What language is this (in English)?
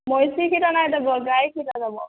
Odia